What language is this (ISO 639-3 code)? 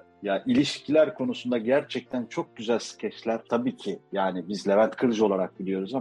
tur